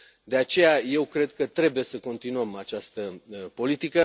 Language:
Romanian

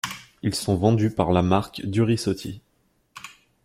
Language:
French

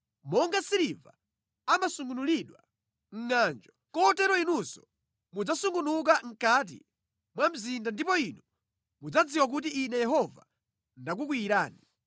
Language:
Nyanja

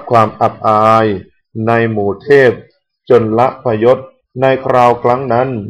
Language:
Thai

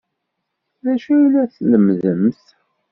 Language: Kabyle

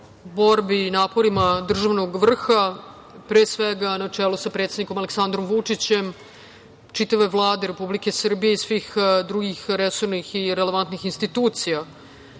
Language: Serbian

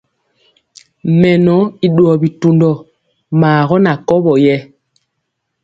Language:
Mpiemo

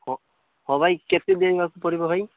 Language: Odia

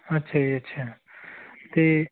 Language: Punjabi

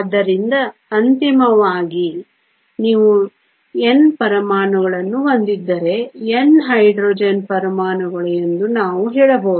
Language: Kannada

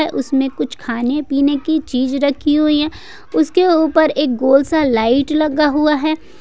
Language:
Hindi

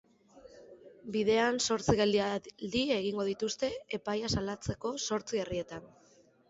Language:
Basque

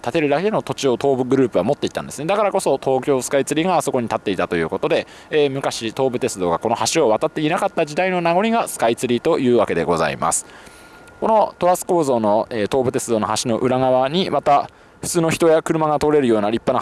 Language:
Japanese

